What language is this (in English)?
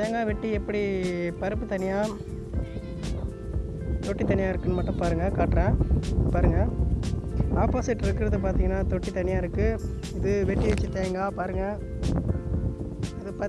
Tamil